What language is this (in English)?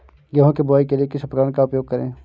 Hindi